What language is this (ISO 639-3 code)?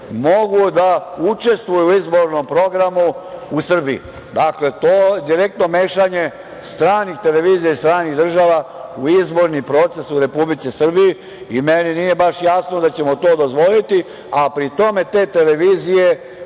srp